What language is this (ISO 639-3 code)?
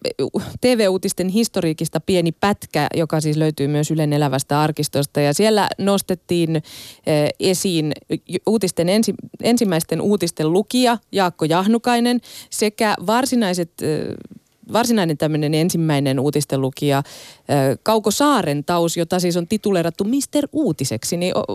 fin